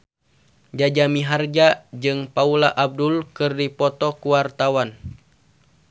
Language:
Sundanese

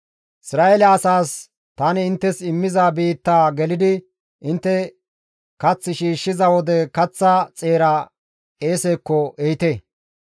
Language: Gamo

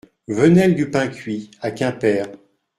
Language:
French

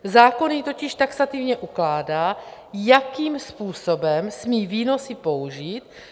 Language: Czech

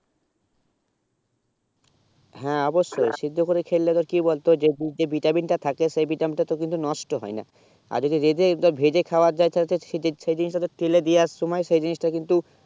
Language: Bangla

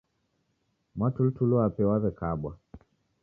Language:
Taita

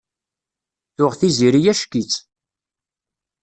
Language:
Kabyle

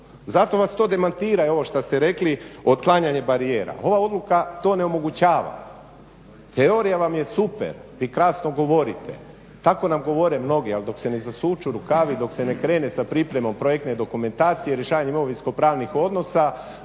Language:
Croatian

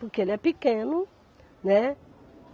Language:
Portuguese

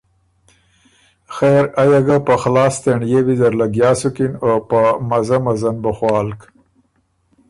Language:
Ormuri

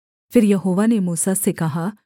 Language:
Hindi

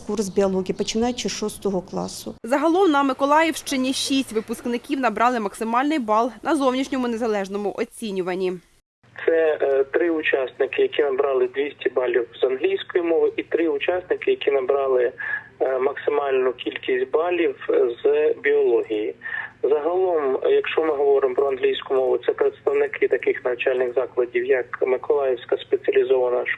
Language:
Ukrainian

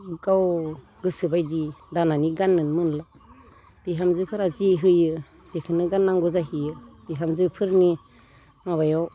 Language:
Bodo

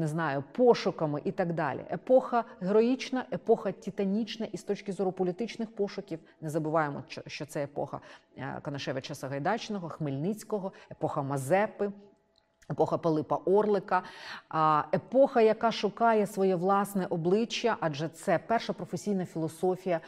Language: Ukrainian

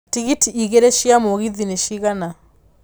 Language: Kikuyu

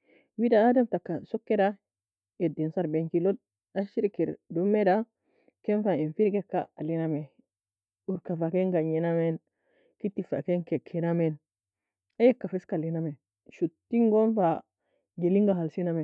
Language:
Nobiin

